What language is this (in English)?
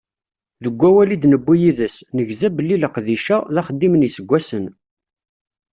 Kabyle